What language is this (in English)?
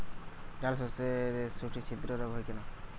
Bangla